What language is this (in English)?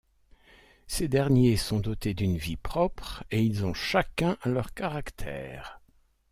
French